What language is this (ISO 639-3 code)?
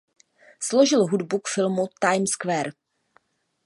ces